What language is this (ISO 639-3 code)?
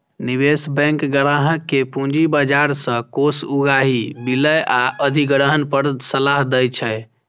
mai